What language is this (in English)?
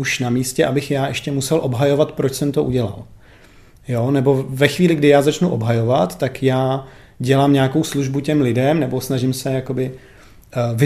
Czech